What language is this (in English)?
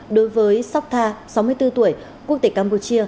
Vietnamese